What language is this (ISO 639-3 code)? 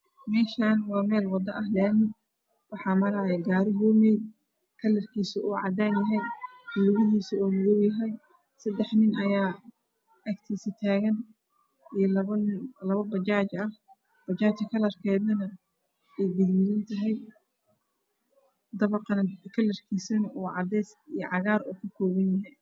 som